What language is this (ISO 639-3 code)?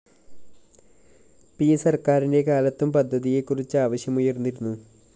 mal